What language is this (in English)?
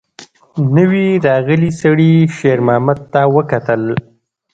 Pashto